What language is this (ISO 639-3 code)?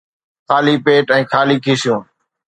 snd